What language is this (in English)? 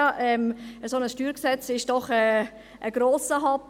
Swiss German